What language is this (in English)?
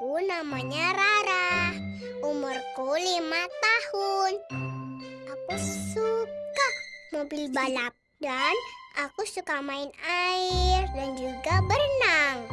Indonesian